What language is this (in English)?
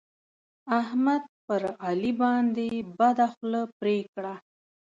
Pashto